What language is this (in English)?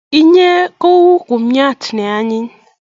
Kalenjin